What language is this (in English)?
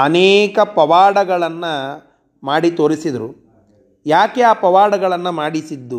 Kannada